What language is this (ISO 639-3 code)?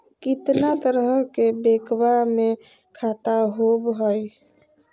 mag